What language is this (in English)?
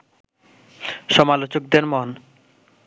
Bangla